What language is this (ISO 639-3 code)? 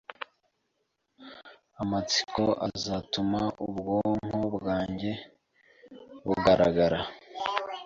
kin